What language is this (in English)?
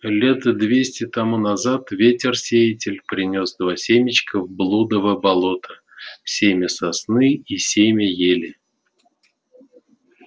Russian